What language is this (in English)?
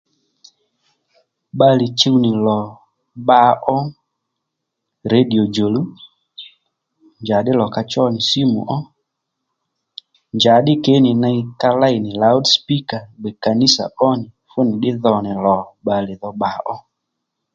Lendu